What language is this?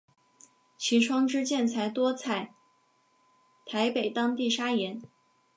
Chinese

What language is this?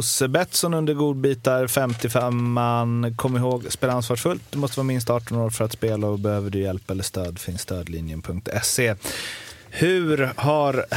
Swedish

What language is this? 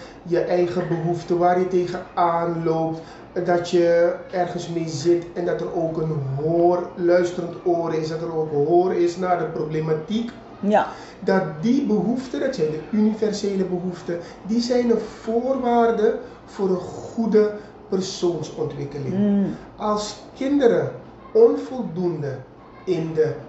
Dutch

